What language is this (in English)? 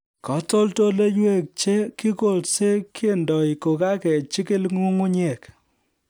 Kalenjin